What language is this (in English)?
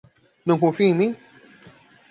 Portuguese